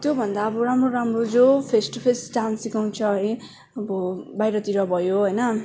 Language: Nepali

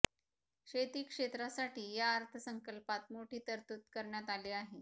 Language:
Marathi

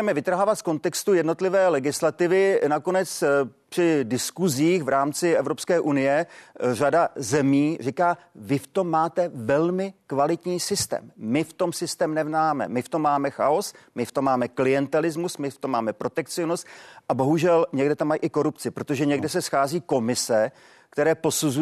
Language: Czech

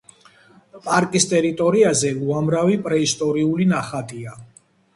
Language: Georgian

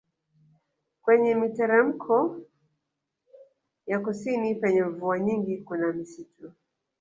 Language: Swahili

